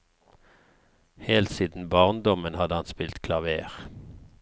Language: Norwegian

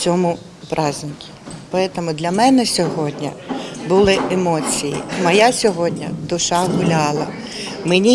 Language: Ukrainian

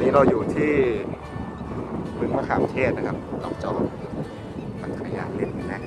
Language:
Thai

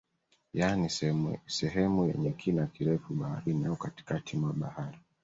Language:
Swahili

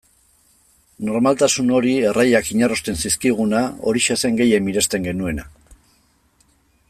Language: Basque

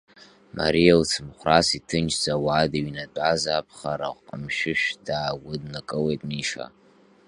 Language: Abkhazian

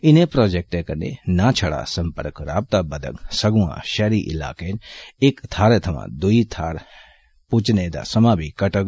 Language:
Dogri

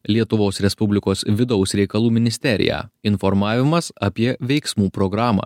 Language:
Lithuanian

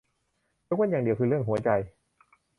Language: Thai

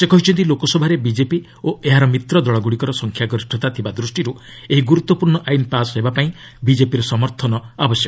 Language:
Odia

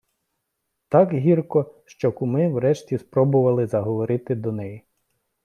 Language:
Ukrainian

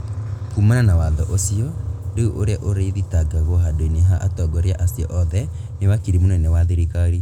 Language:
Kikuyu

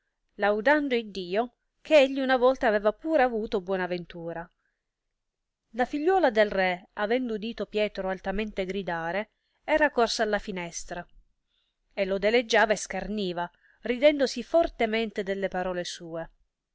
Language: Italian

